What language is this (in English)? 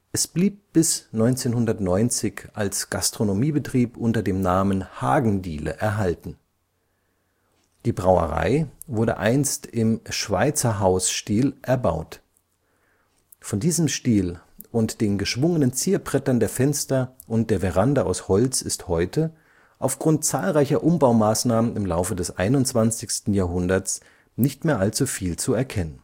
German